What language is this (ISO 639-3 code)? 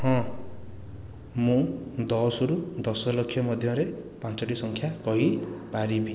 ori